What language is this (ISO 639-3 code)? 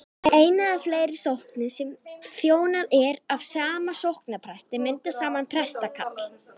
isl